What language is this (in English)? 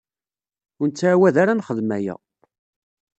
Kabyle